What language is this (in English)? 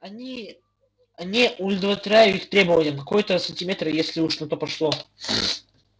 Russian